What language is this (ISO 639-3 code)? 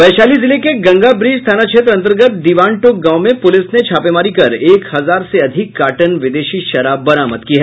hin